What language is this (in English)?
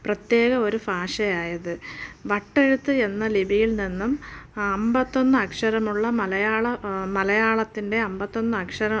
Malayalam